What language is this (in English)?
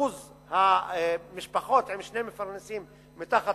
Hebrew